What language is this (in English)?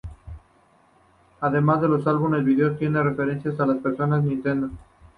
Spanish